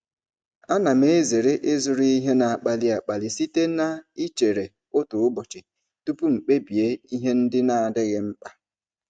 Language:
Igbo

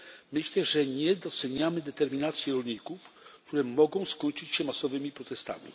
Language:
Polish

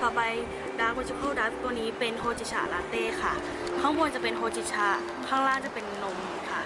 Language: Thai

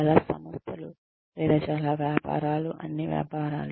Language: Telugu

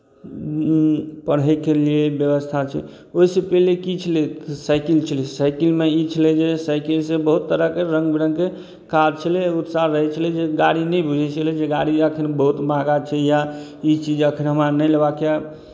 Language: Maithili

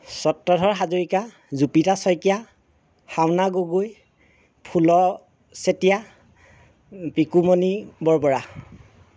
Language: Assamese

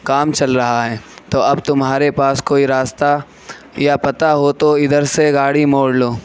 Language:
Urdu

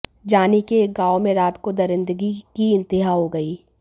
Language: Hindi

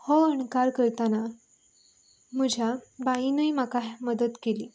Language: Konkani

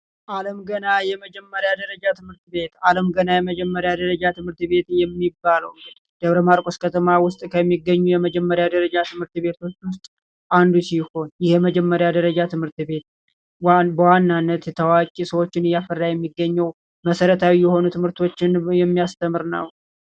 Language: Amharic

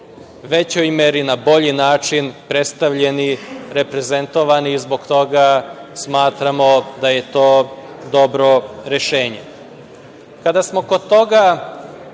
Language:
Serbian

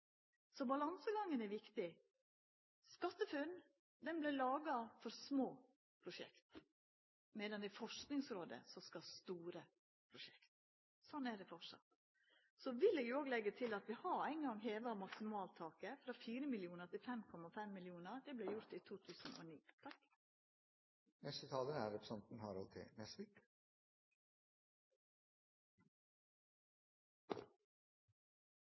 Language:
Norwegian Nynorsk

